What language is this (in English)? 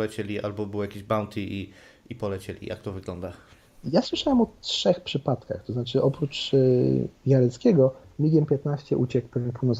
Polish